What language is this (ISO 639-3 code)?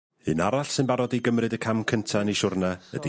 cym